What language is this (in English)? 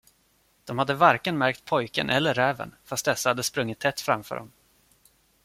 Swedish